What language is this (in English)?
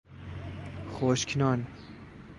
Persian